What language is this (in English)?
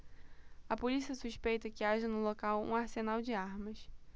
Portuguese